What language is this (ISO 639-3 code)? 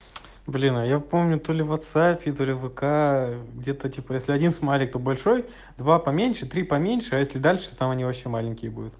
rus